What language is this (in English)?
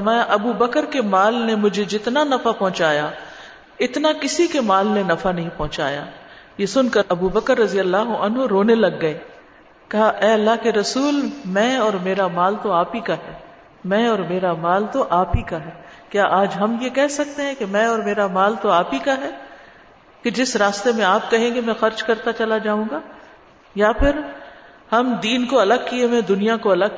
Urdu